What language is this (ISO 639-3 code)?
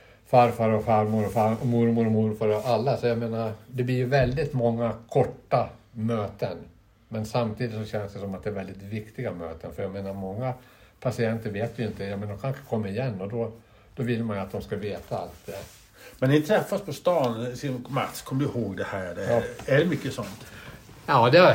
swe